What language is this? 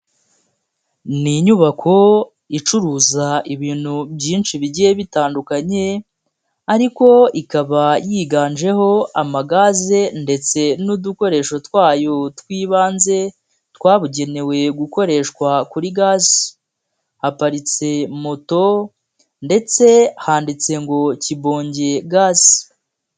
Kinyarwanda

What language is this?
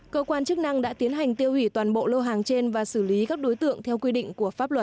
Vietnamese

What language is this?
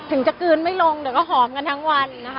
Thai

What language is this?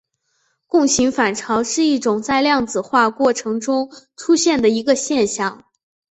Chinese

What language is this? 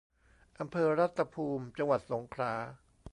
Thai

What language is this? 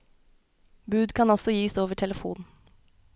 Norwegian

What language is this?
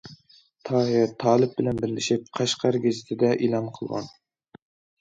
Uyghur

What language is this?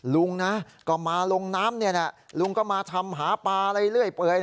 Thai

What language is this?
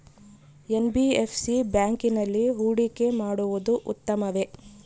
Kannada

